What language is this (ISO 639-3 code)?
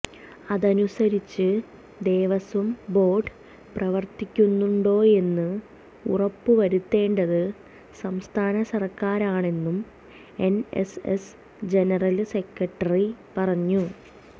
mal